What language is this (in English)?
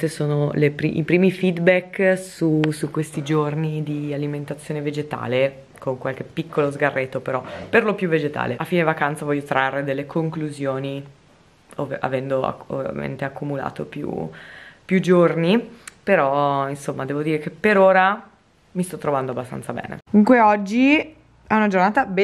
Italian